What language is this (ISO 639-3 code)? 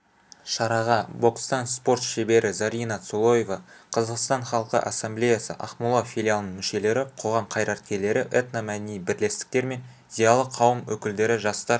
kaz